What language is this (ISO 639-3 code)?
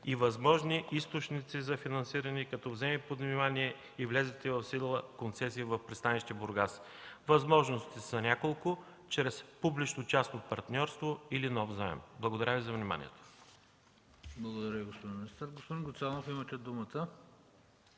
bul